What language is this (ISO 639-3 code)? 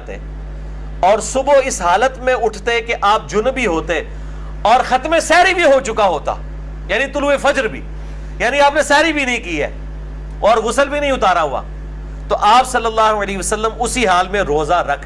urd